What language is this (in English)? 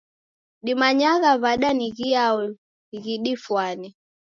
Taita